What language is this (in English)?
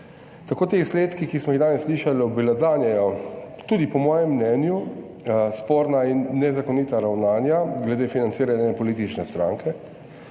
Slovenian